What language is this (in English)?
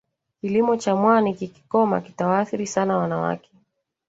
Swahili